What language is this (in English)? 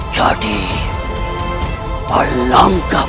Indonesian